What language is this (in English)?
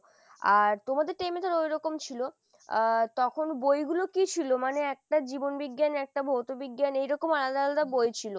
Bangla